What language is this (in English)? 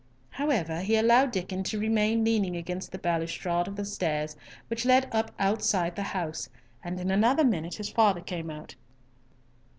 English